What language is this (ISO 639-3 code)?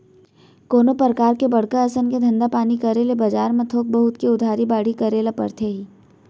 hne